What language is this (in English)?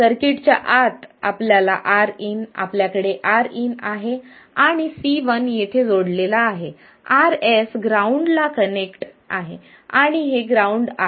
Marathi